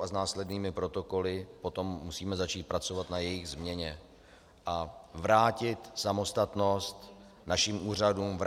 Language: Czech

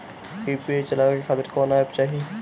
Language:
Bhojpuri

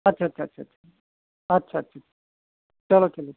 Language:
Hindi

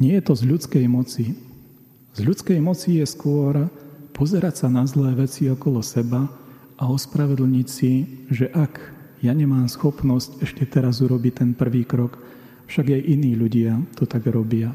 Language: Slovak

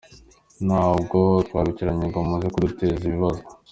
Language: Kinyarwanda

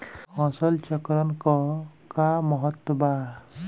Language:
Bhojpuri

